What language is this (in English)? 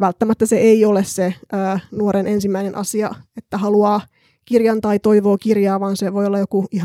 Finnish